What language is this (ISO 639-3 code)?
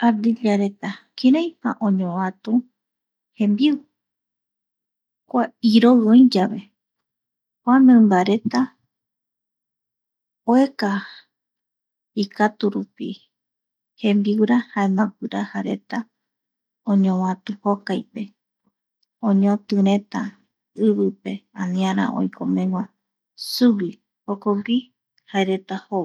gui